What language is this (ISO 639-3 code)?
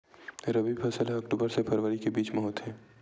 hne